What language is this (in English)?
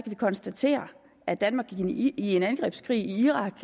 Danish